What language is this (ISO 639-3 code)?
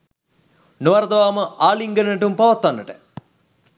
sin